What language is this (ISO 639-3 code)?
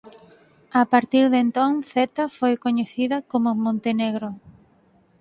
glg